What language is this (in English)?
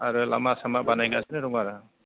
Bodo